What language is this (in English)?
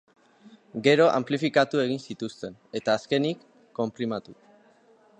Basque